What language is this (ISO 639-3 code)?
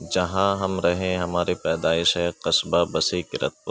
urd